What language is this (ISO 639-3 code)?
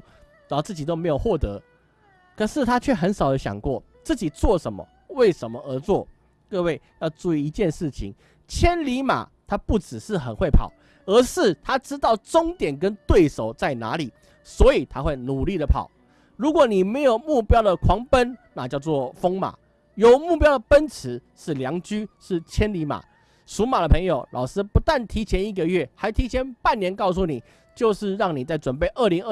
zho